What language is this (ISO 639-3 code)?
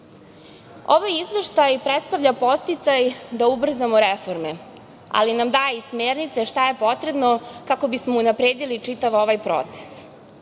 srp